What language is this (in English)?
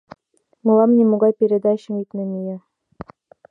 Mari